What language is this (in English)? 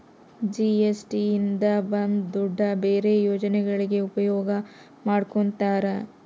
Kannada